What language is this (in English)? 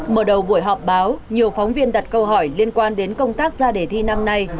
Vietnamese